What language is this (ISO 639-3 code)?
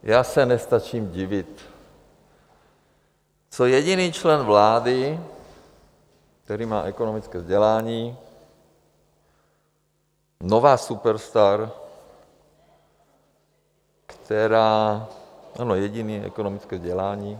ces